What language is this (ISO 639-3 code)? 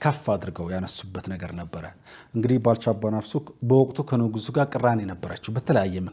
ara